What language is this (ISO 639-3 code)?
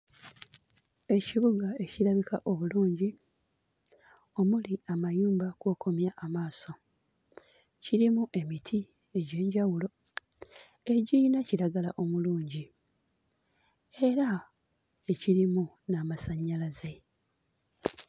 lug